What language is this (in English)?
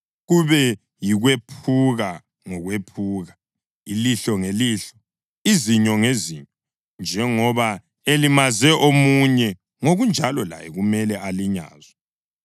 North Ndebele